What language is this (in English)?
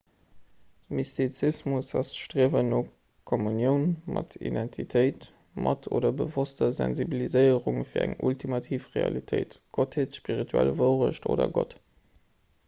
Luxembourgish